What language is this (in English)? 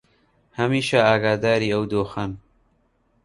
Central Kurdish